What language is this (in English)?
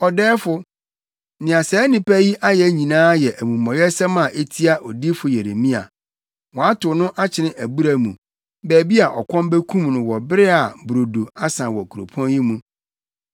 Akan